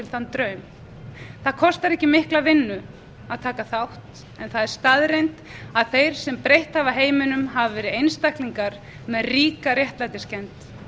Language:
Icelandic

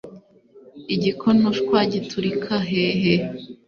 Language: Kinyarwanda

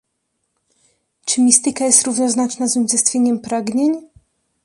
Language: Polish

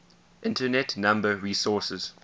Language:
English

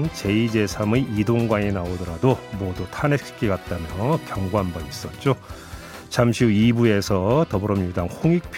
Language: Korean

